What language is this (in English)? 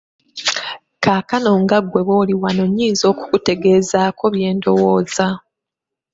Ganda